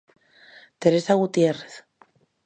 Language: Galician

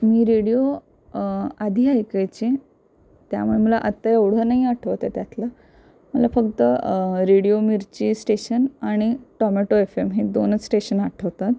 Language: Marathi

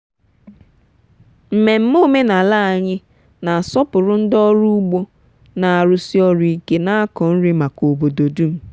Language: Igbo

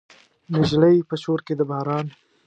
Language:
Pashto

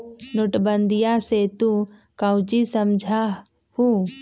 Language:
Magahi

